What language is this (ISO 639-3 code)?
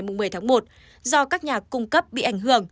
vie